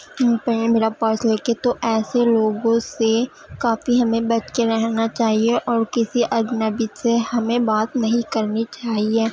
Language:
Urdu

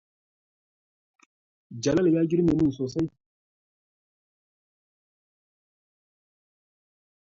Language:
Hausa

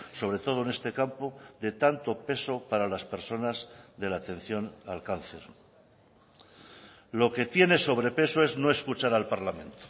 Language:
Spanish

